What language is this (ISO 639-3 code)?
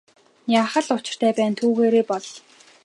mon